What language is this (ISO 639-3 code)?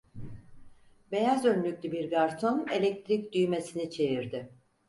tur